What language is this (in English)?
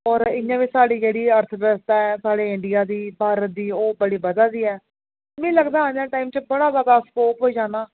Dogri